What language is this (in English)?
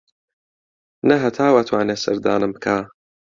Central Kurdish